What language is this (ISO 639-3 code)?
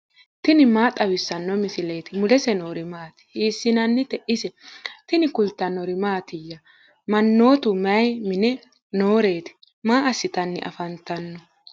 sid